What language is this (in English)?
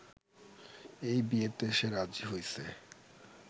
Bangla